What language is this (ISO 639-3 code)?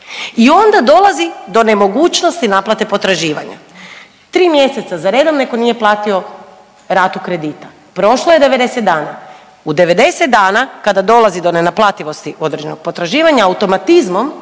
hrv